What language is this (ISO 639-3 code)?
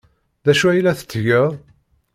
kab